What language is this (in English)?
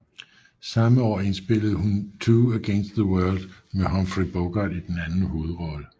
Danish